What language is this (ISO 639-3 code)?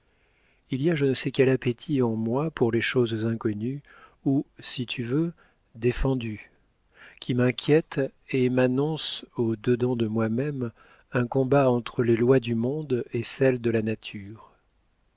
fra